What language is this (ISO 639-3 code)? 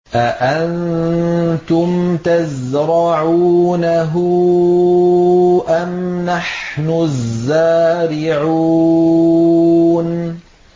ara